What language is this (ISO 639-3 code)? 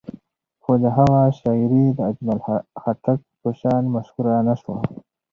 pus